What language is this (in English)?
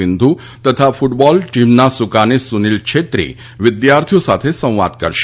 Gujarati